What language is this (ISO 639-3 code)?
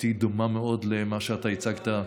heb